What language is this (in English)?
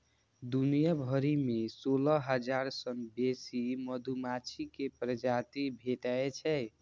Maithili